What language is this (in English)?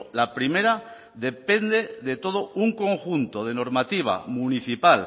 Spanish